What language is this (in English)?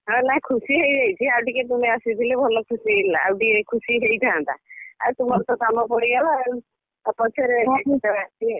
Odia